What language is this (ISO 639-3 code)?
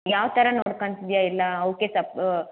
kan